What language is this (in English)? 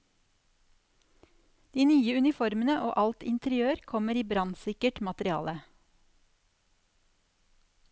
Norwegian